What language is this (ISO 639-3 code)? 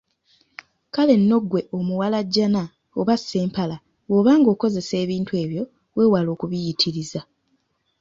lug